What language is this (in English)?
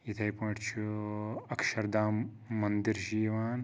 Kashmiri